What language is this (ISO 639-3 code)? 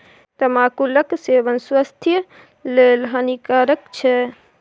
mai